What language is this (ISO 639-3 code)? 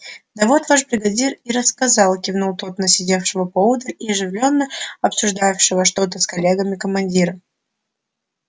rus